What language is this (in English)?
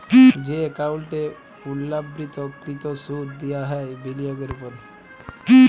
Bangla